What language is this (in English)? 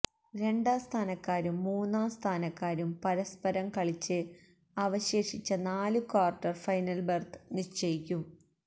Malayalam